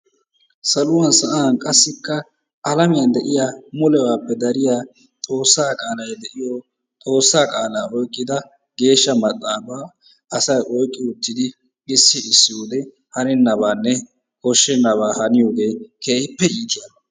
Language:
Wolaytta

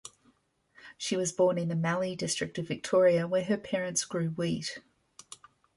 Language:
English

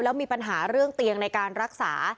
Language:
Thai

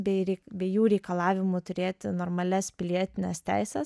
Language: Lithuanian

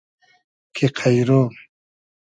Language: Hazaragi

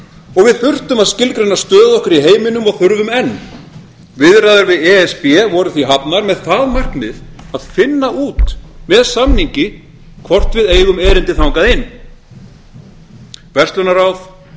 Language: Icelandic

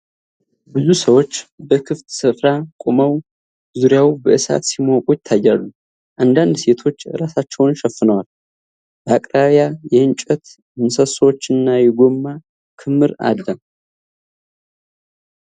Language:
Amharic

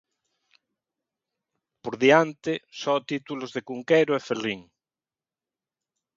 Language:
Galician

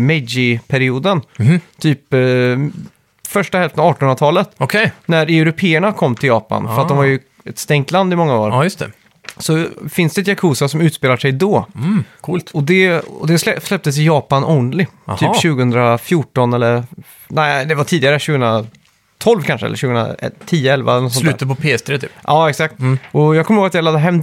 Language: Swedish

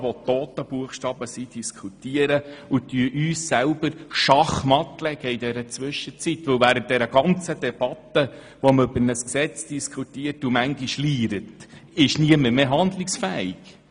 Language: Swiss German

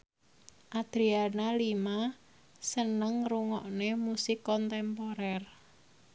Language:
Javanese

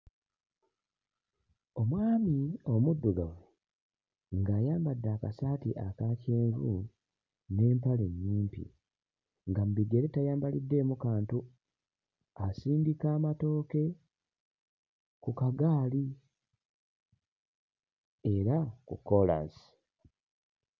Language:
Ganda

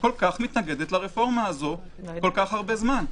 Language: Hebrew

